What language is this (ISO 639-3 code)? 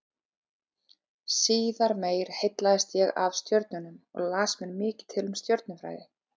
isl